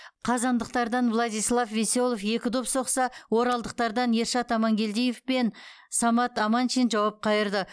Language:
Kazakh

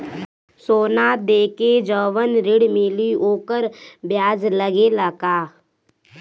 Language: Bhojpuri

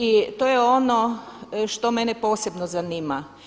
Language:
Croatian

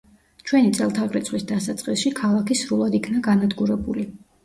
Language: Georgian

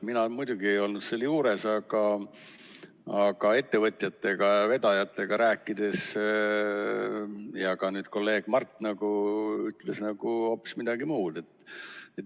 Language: Estonian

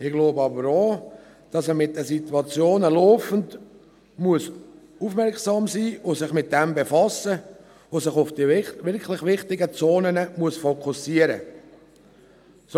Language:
Swiss German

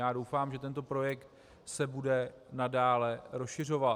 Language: Czech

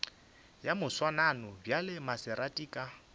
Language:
Northern Sotho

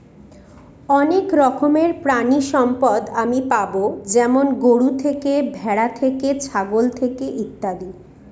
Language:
Bangla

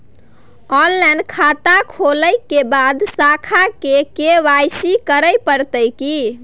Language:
Maithili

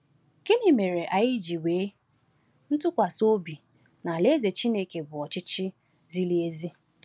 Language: Igbo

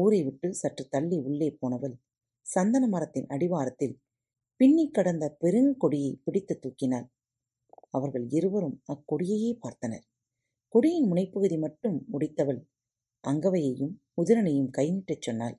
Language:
Tamil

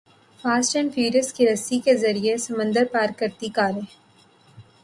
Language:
Urdu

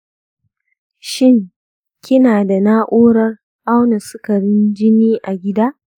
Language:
Hausa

